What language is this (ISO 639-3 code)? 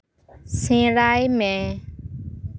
sat